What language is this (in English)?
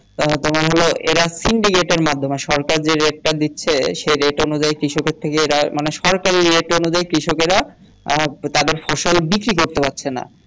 Bangla